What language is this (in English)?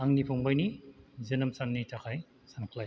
Bodo